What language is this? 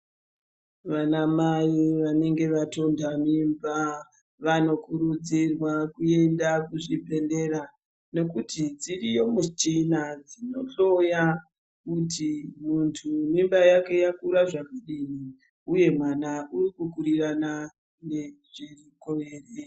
Ndau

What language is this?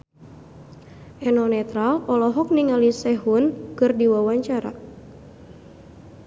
Sundanese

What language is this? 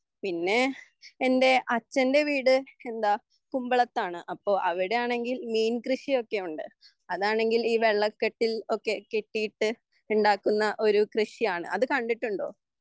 Malayalam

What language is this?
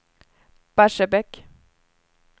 Swedish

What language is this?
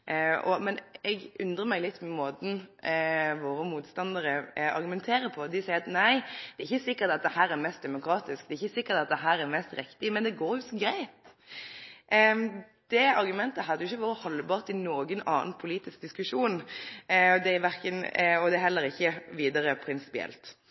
Norwegian Nynorsk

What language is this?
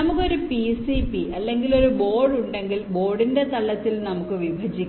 Malayalam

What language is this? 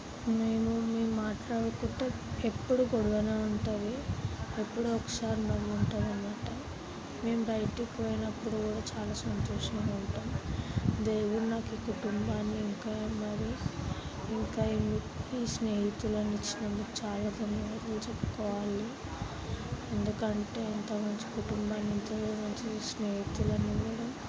Telugu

